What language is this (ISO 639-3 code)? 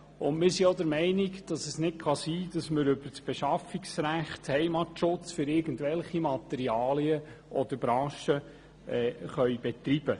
gsw